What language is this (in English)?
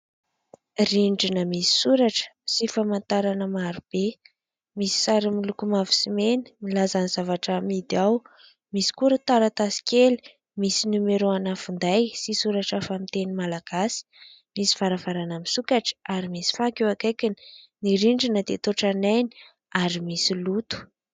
Malagasy